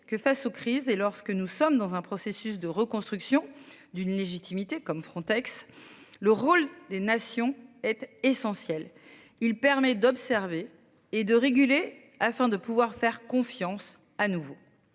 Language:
French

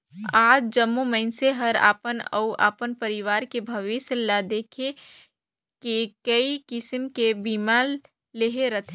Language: Chhattisgarhi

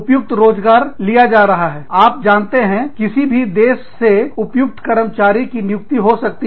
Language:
Hindi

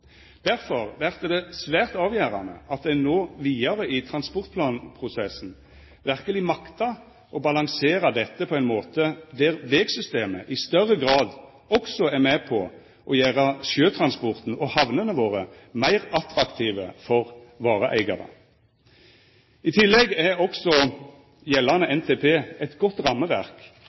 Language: Norwegian Nynorsk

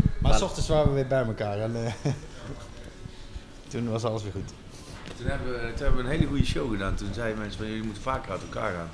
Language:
Dutch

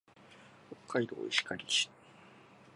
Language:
Japanese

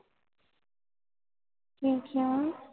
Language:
Punjabi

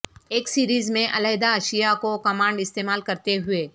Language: Urdu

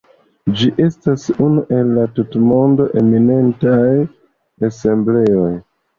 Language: Esperanto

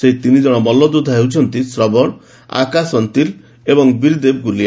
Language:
Odia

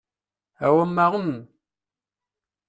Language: Kabyle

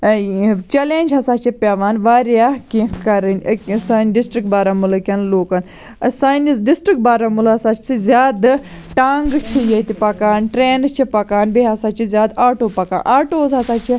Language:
Kashmiri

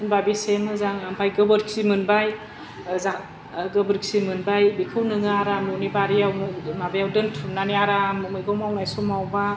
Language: Bodo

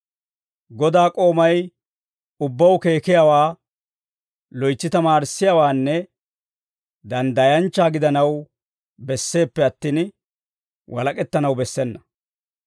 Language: Dawro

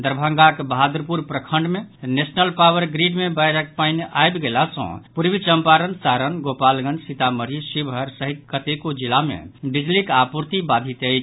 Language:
Maithili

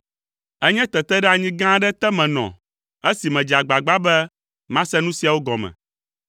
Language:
Ewe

